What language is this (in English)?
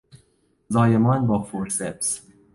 Persian